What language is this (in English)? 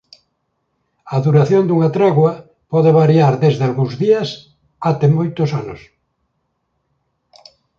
Galician